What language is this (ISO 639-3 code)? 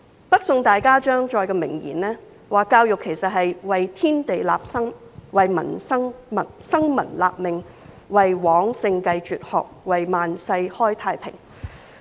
yue